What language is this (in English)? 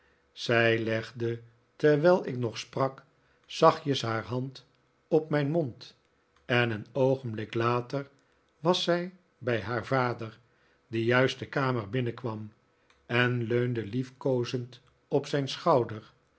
Dutch